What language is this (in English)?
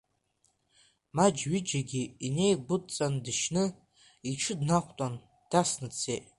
Abkhazian